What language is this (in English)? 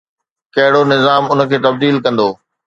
Sindhi